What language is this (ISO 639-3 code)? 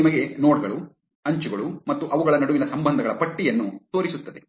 kan